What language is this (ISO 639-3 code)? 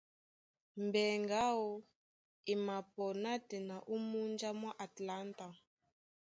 dua